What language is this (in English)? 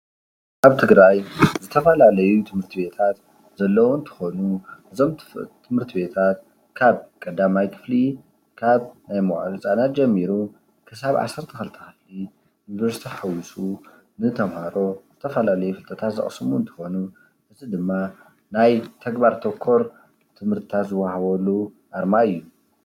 Tigrinya